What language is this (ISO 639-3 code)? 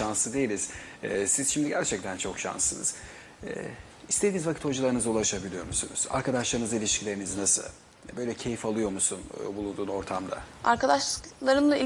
tur